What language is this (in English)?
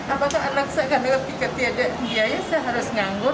Indonesian